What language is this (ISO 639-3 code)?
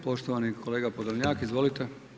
hrv